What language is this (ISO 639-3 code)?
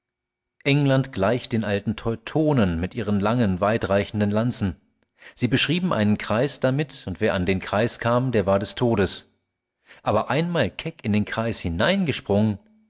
deu